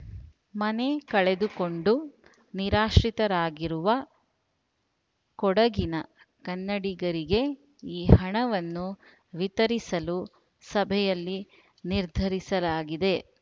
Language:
Kannada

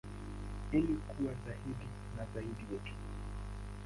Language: Swahili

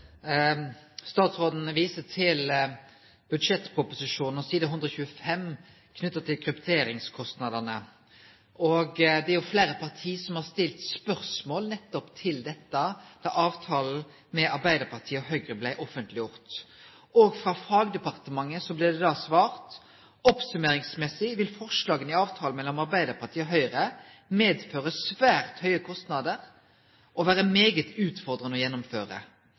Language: Norwegian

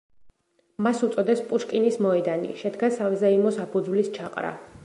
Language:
Georgian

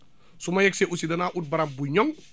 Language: Wolof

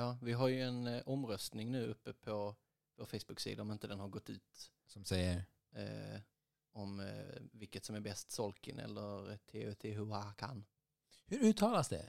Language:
Swedish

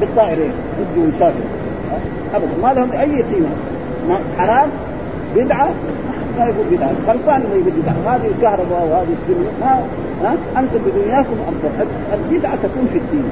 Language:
Arabic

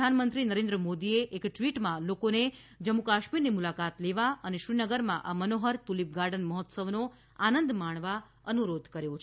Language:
Gujarati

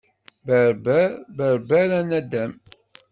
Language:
Kabyle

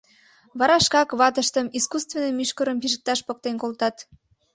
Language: Mari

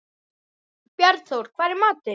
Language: Icelandic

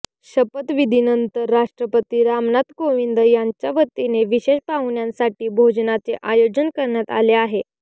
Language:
Marathi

